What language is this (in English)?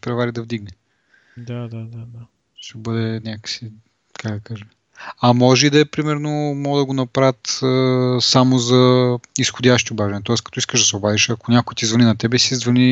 Bulgarian